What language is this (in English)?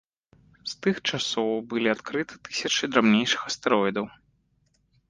Belarusian